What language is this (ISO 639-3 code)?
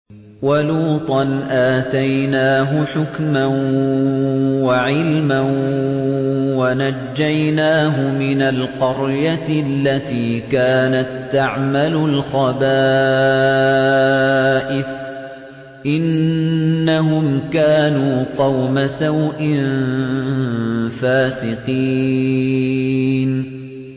ara